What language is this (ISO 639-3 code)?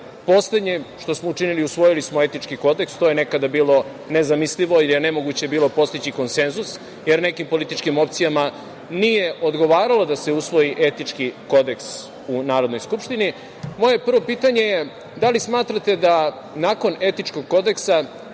srp